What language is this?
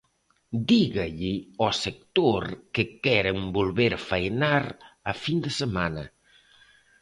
Galician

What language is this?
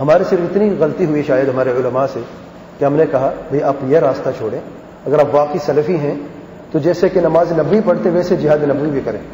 Hindi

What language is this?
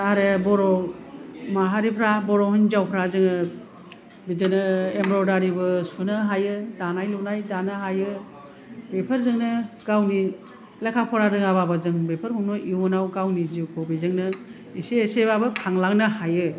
Bodo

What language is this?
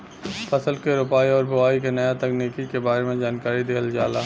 Bhojpuri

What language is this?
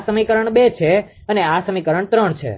Gujarati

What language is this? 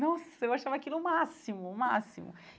Portuguese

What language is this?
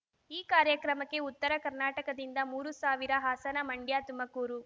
Kannada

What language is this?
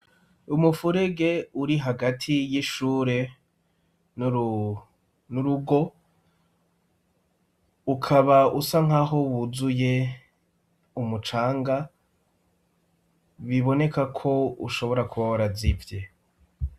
Rundi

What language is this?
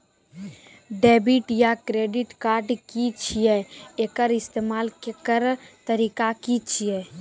Maithili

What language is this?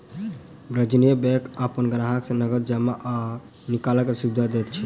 Maithili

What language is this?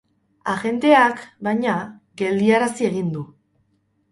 Basque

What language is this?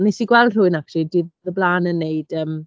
Welsh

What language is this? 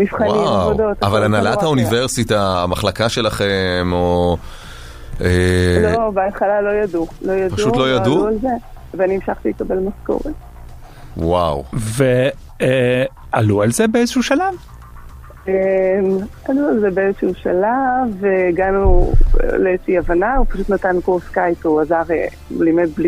Hebrew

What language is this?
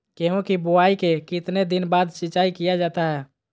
Magahi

